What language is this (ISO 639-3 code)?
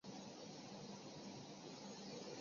zho